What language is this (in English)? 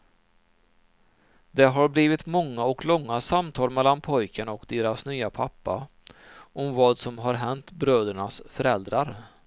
Swedish